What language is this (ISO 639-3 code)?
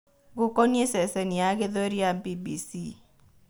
kik